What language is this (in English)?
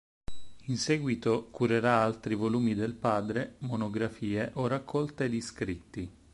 Italian